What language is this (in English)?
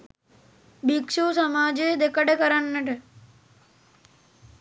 Sinhala